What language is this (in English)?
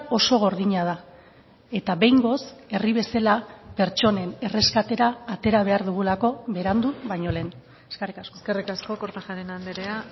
Basque